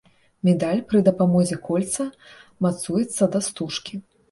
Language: Belarusian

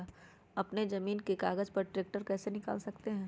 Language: Magahi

